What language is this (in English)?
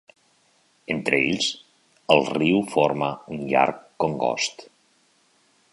Catalan